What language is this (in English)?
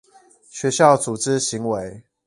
Chinese